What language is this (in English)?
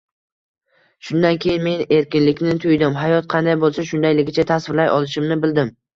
Uzbek